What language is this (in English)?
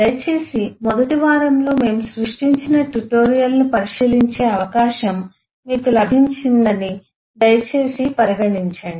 Telugu